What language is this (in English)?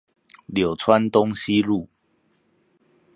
Chinese